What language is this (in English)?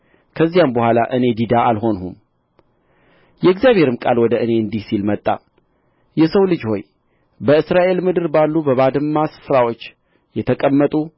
Amharic